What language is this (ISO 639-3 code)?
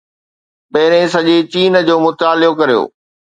snd